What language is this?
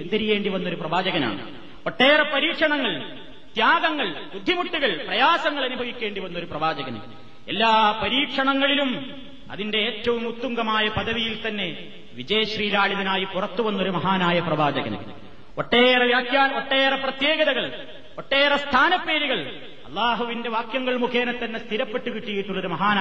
Malayalam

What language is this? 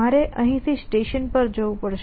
Gujarati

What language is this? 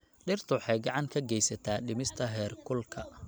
Somali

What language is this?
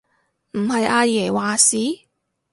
Cantonese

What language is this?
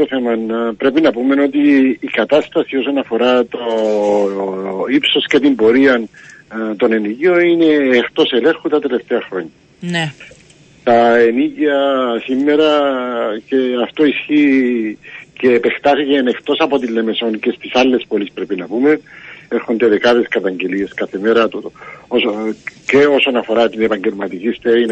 Greek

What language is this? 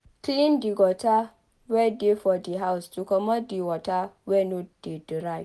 Nigerian Pidgin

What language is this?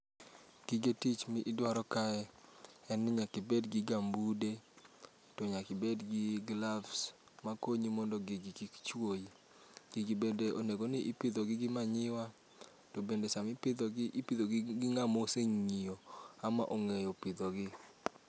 Luo (Kenya and Tanzania)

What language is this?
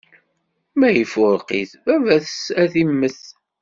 Kabyle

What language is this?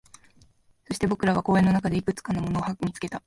Japanese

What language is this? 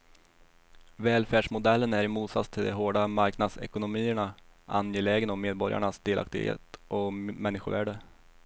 Swedish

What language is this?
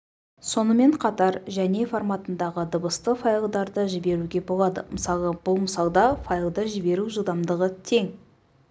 Kazakh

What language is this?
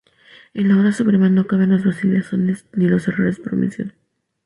Spanish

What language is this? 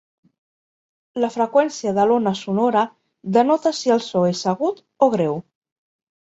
Catalan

